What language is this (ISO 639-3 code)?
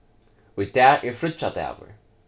fao